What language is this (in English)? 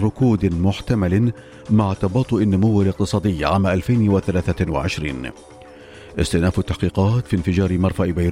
Arabic